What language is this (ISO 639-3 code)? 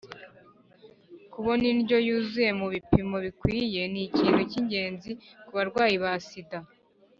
kin